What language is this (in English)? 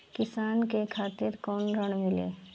Bhojpuri